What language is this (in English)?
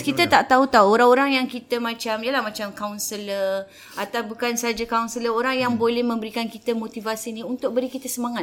Malay